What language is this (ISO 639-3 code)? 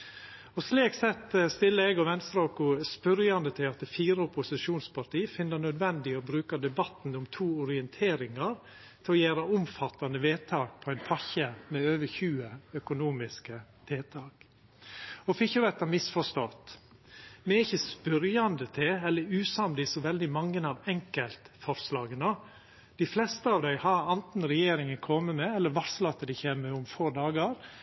nno